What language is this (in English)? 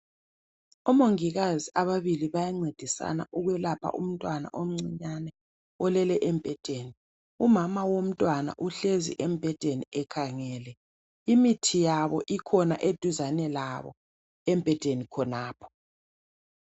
North Ndebele